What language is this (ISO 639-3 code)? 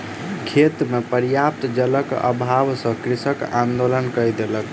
mai